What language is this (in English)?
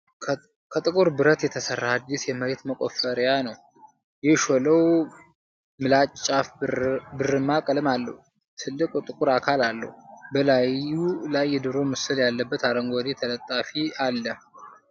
Amharic